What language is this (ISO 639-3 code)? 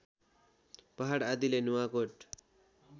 nep